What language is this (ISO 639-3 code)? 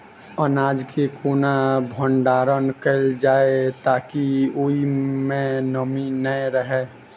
mai